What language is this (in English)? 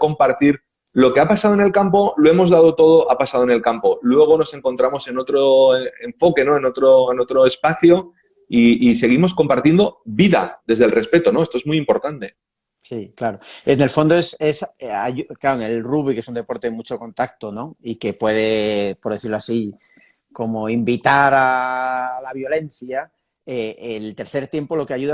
Spanish